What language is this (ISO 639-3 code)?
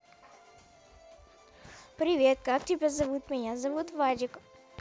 rus